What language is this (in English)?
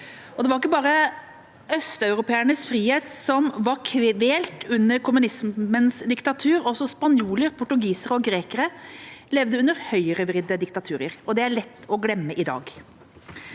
Norwegian